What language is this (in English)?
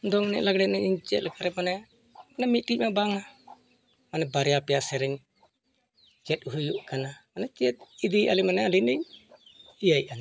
Santali